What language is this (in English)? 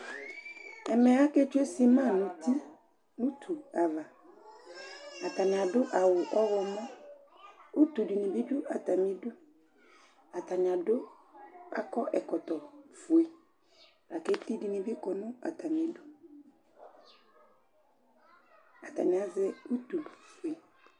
Ikposo